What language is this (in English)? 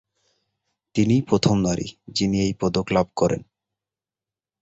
Bangla